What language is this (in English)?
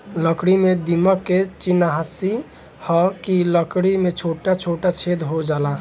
Bhojpuri